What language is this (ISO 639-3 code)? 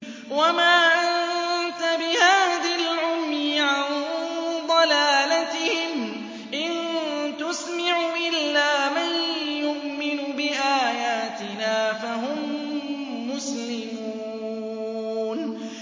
ara